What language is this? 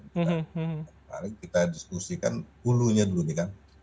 Indonesian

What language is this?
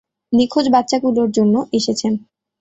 Bangla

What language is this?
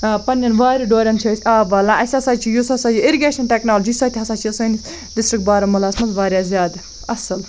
Kashmiri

